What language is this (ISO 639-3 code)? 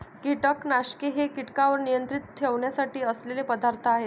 mar